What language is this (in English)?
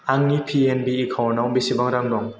Bodo